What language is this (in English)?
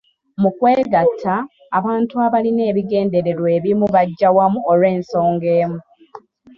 Ganda